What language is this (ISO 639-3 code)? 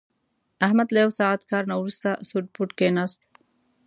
pus